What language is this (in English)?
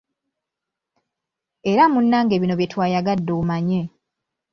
Ganda